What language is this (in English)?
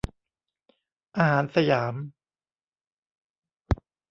Thai